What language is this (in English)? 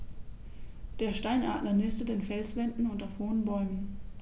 German